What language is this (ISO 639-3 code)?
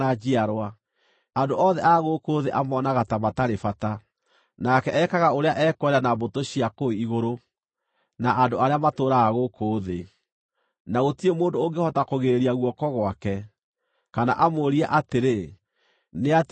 kik